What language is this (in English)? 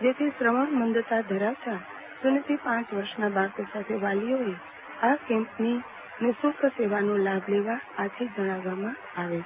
Gujarati